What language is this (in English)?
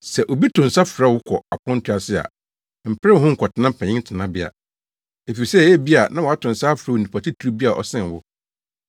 Akan